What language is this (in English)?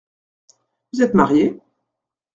French